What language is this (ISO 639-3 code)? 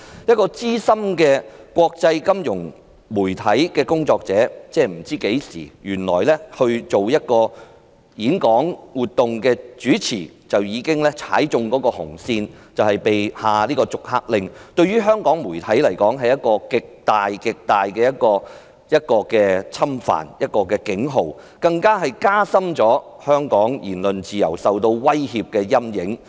yue